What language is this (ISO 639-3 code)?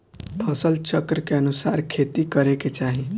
bho